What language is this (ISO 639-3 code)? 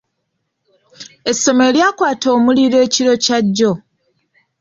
lug